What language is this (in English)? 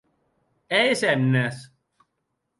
Occitan